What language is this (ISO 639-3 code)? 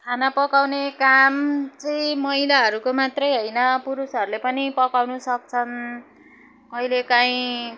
nep